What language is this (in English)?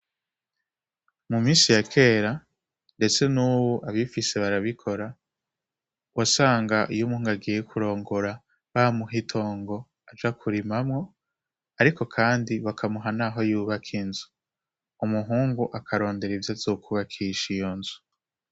Rundi